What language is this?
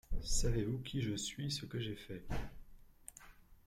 French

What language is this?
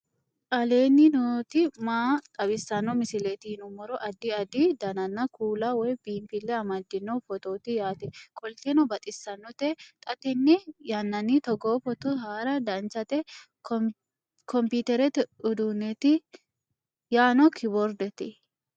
Sidamo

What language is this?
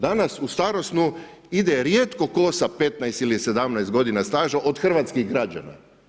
Croatian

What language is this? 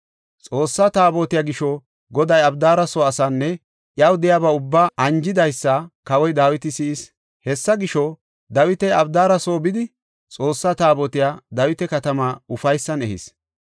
Gofa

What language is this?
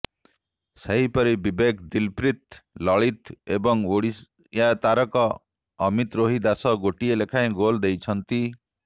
Odia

